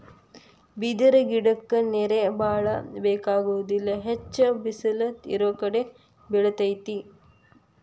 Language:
Kannada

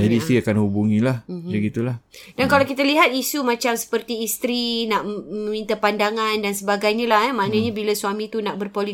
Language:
Malay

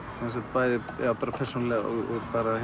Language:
Icelandic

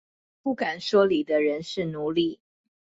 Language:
Chinese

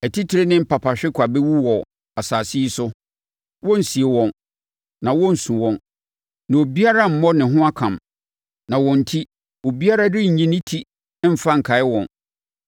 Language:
Akan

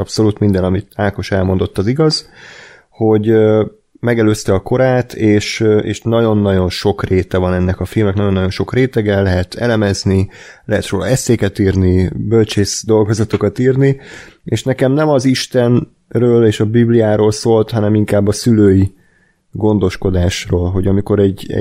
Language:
Hungarian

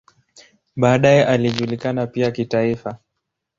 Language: Swahili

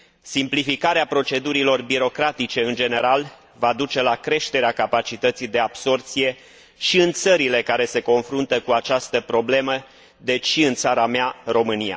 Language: Romanian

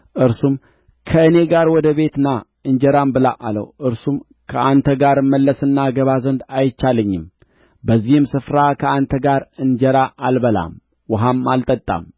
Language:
Amharic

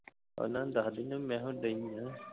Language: Punjabi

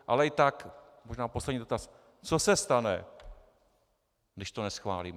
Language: Czech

